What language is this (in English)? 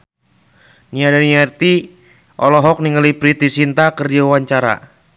Sundanese